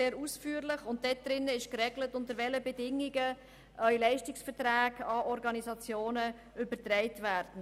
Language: Swiss German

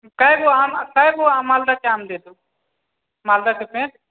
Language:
Maithili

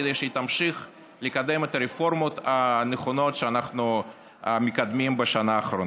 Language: Hebrew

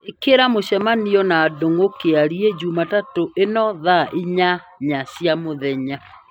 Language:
Kikuyu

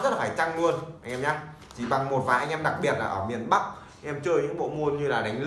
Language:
Vietnamese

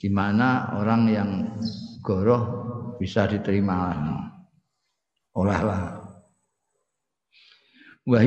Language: Indonesian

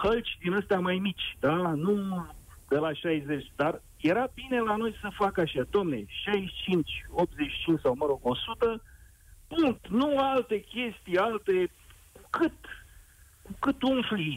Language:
Romanian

